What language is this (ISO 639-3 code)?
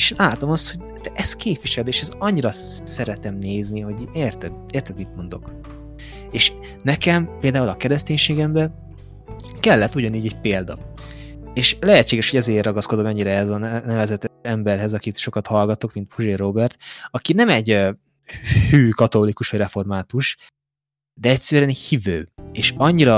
hun